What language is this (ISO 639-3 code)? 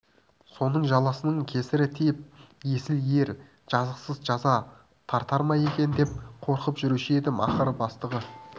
kaz